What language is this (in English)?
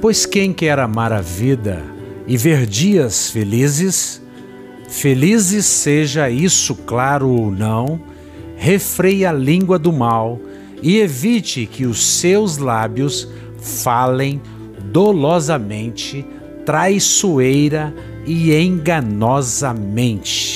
Portuguese